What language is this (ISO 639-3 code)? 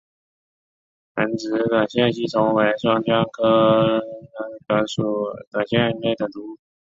zho